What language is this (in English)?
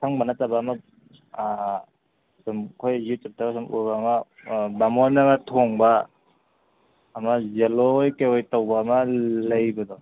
Manipuri